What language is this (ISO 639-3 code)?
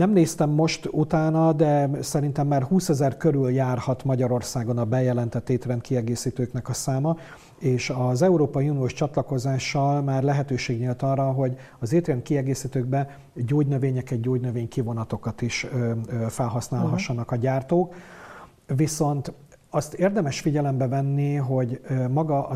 hun